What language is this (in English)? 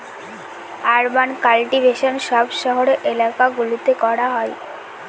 Bangla